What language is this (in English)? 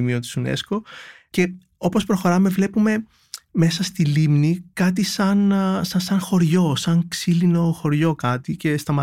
Greek